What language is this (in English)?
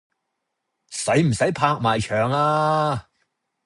Cantonese